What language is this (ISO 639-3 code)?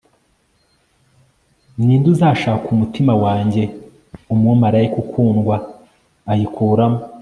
kin